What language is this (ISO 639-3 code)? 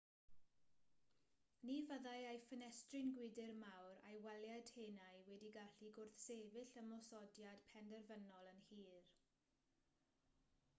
cym